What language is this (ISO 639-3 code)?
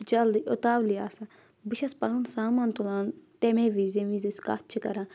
kas